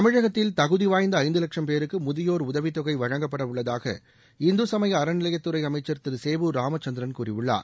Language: Tamil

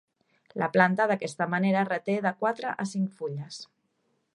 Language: Catalan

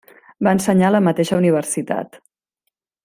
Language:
Catalan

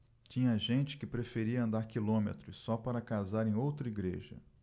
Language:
Portuguese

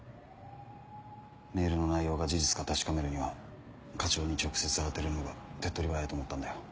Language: Japanese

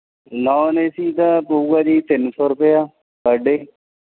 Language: Punjabi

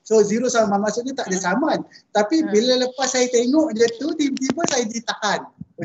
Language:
Malay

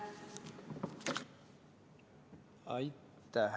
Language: Estonian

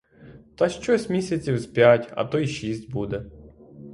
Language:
Ukrainian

